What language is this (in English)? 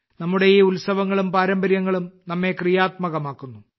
Malayalam